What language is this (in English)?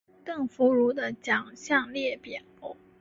Chinese